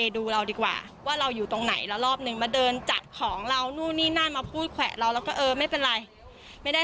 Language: Thai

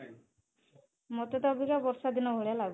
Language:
Odia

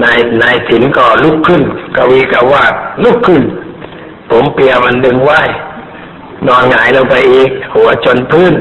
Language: Thai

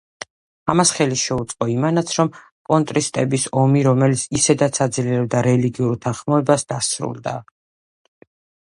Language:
Georgian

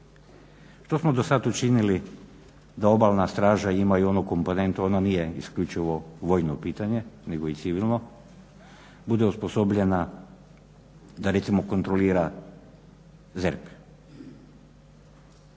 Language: Croatian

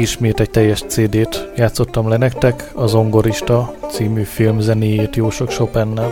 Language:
Hungarian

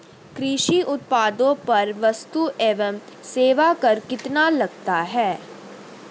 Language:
Hindi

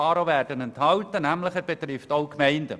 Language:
Swiss German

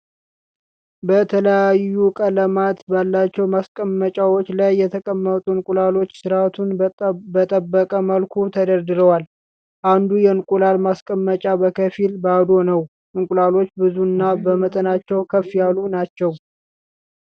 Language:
Amharic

